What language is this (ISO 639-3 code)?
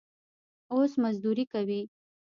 pus